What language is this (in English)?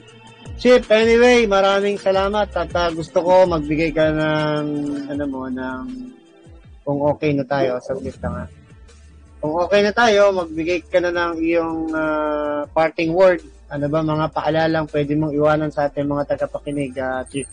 Filipino